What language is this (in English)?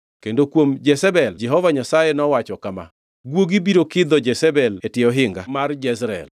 Luo (Kenya and Tanzania)